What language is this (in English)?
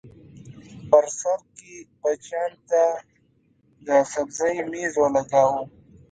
Pashto